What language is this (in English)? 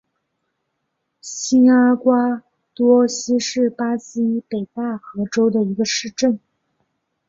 Chinese